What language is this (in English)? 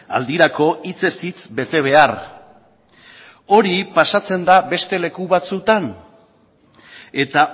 Basque